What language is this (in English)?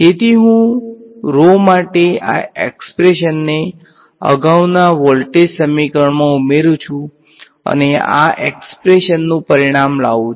Gujarati